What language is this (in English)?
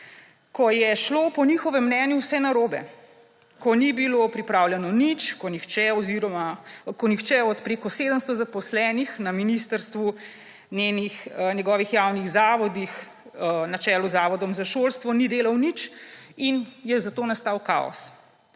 Slovenian